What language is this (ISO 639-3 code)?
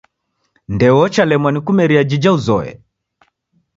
dav